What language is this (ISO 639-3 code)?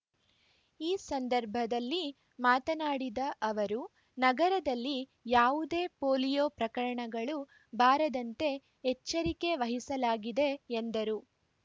kan